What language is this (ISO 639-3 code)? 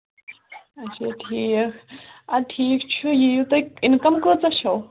kas